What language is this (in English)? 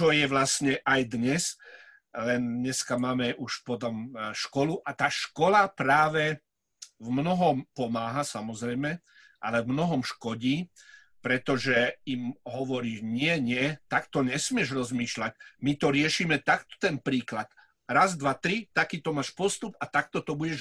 Slovak